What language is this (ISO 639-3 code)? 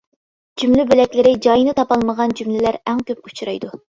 uig